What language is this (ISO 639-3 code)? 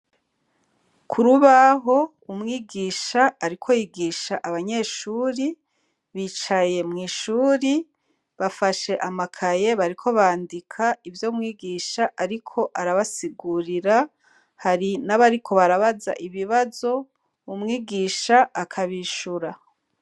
run